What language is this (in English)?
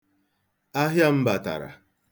Igbo